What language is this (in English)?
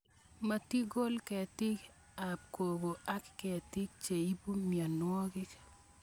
Kalenjin